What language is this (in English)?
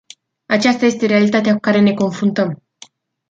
Romanian